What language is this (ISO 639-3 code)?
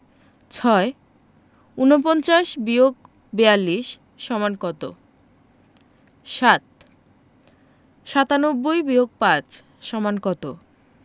ben